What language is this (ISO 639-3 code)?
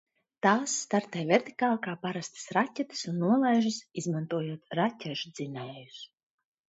lav